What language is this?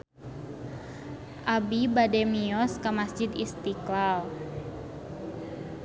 Sundanese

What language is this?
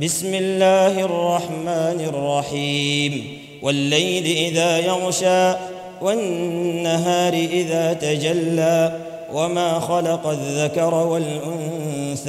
Arabic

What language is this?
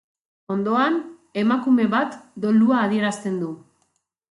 Basque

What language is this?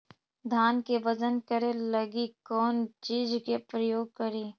Magahi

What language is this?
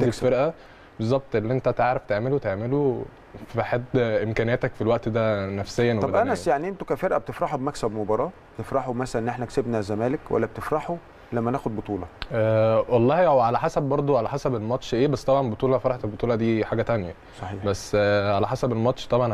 Arabic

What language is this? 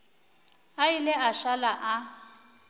Northern Sotho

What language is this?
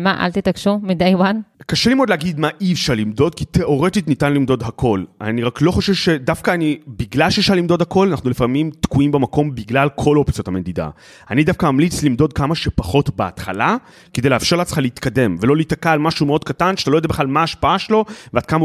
Hebrew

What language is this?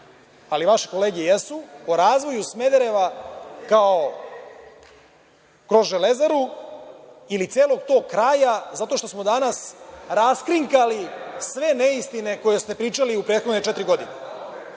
Serbian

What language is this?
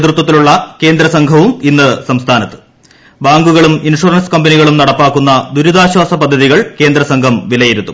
Malayalam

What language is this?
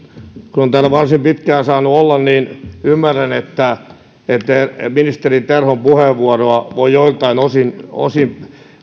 Finnish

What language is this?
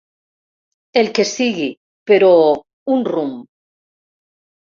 Catalan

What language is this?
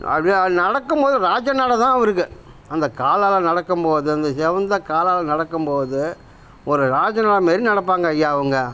Tamil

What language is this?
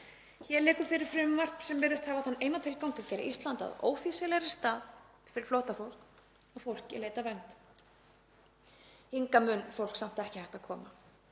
Icelandic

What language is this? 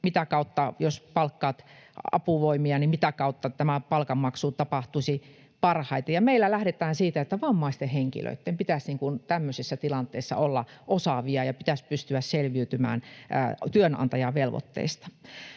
Finnish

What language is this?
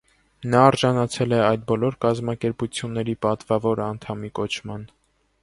Armenian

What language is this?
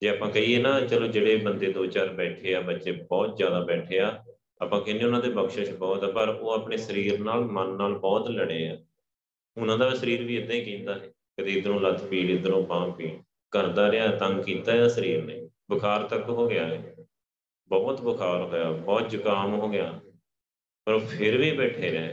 Punjabi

